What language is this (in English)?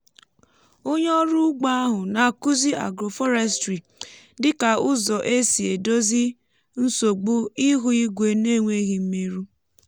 Igbo